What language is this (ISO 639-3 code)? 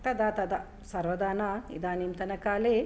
san